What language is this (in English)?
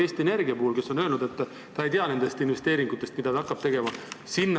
Estonian